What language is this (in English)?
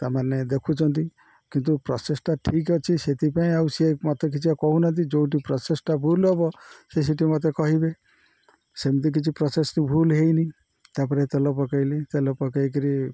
Odia